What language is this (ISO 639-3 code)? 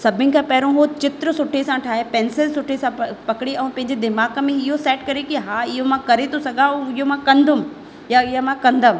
snd